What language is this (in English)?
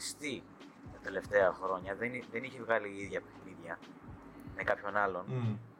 Greek